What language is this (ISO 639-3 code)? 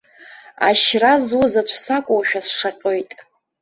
abk